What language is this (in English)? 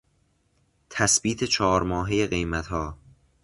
Persian